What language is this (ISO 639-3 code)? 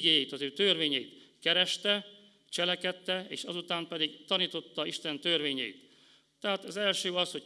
hun